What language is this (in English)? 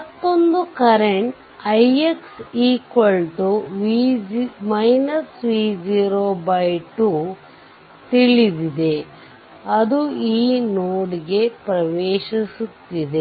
Kannada